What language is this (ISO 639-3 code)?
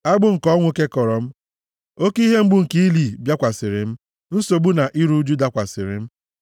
ibo